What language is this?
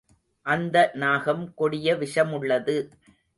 Tamil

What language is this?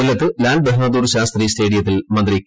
Malayalam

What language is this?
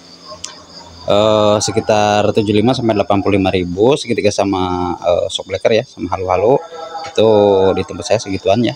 Indonesian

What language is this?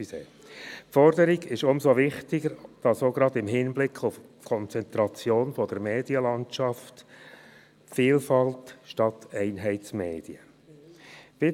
Swiss German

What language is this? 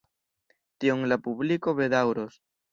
Esperanto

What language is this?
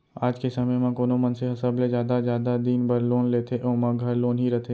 Chhattisgarhi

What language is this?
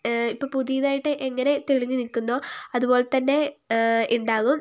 Malayalam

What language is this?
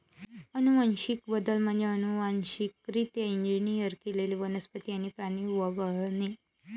Marathi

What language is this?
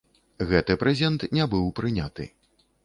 Belarusian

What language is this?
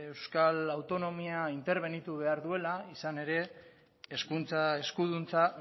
Basque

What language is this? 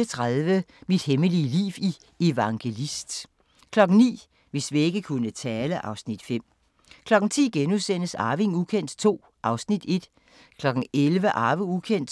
Danish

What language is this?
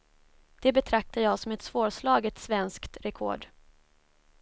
Swedish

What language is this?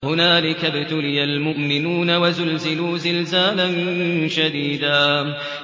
Arabic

